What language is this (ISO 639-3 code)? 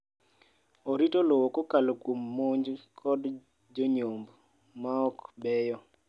luo